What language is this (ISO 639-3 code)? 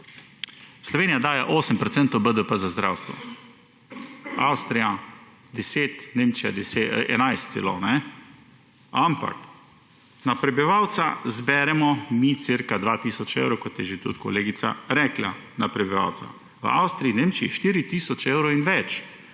slv